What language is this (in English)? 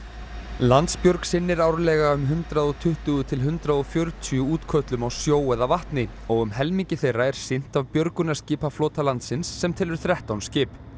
Icelandic